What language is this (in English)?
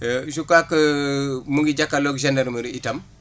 Wolof